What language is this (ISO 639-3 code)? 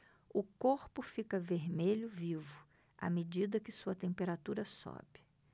por